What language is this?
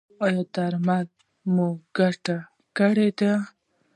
Pashto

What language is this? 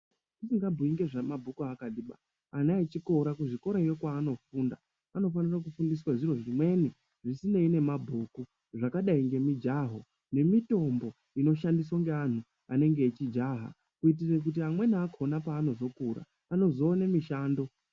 Ndau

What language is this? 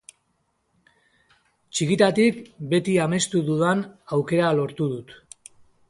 Basque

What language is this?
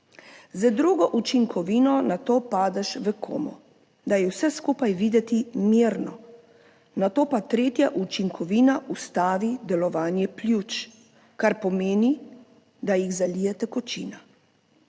Slovenian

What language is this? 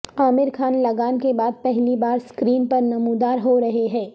Urdu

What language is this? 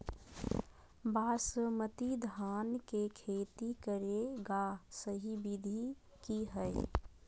Magahi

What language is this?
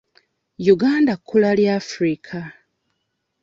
Ganda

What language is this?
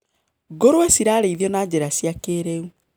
Kikuyu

